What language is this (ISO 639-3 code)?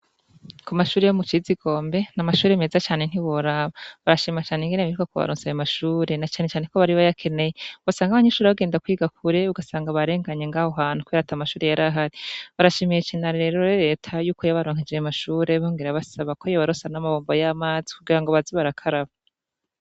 run